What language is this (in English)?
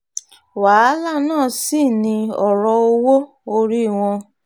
Yoruba